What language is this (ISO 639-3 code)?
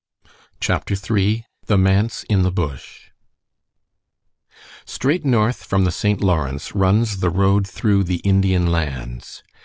eng